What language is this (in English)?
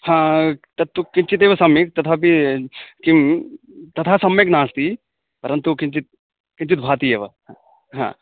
Sanskrit